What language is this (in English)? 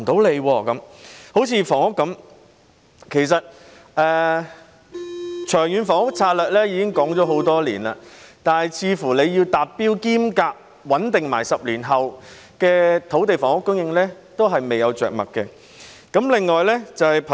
Cantonese